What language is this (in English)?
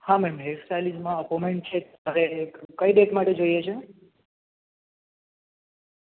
Gujarati